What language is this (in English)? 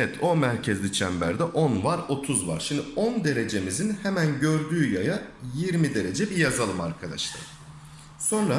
Turkish